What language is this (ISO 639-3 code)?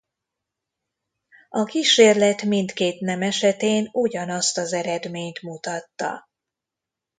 hun